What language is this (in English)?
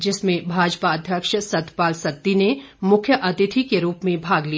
Hindi